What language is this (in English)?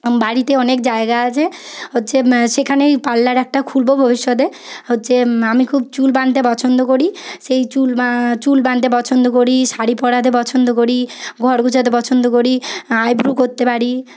Bangla